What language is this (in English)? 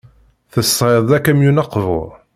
Kabyle